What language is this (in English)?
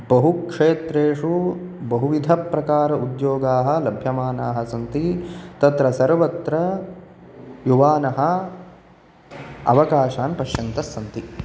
Sanskrit